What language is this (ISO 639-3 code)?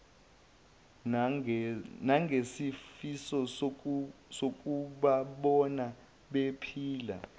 zul